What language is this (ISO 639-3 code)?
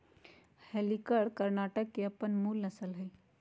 mag